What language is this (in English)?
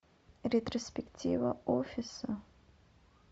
Russian